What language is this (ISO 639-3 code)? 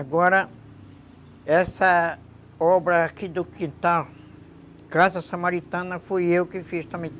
por